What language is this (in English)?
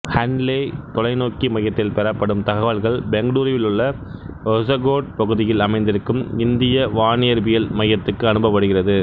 Tamil